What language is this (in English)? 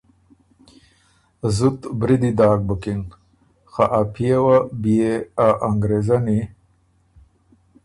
Ormuri